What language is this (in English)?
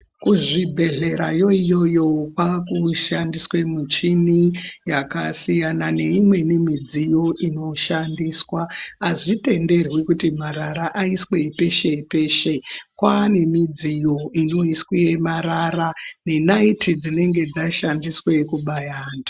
Ndau